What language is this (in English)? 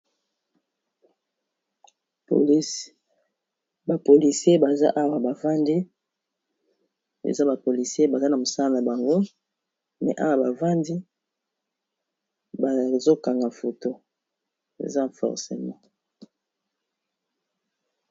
Lingala